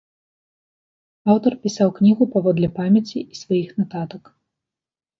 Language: Belarusian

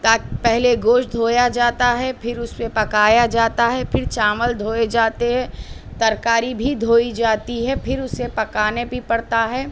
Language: Urdu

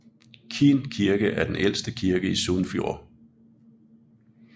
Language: Danish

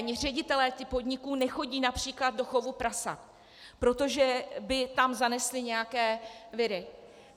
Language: Czech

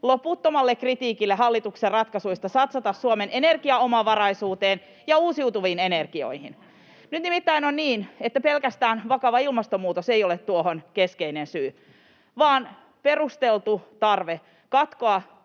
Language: Finnish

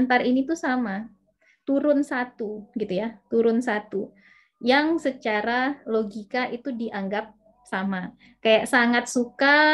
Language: Indonesian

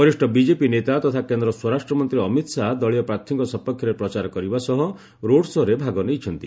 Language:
Odia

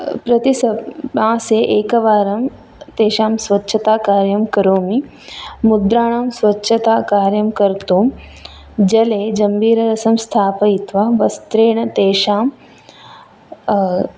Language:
Sanskrit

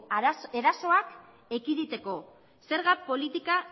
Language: Basque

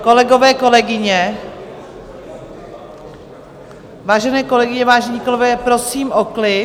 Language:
Czech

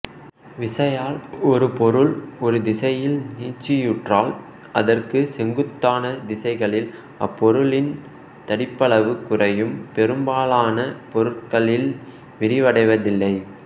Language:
Tamil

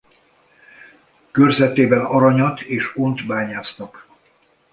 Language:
Hungarian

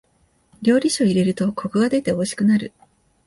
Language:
Japanese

